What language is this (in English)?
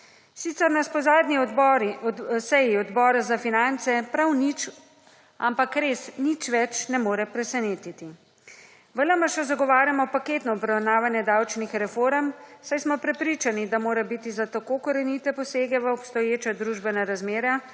Slovenian